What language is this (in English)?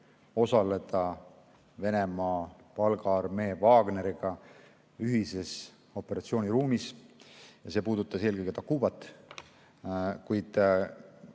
Estonian